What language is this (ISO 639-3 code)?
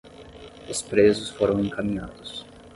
por